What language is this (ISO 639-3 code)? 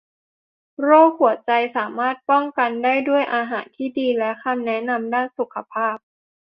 tha